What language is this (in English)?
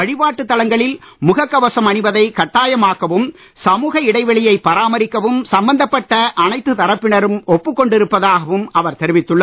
Tamil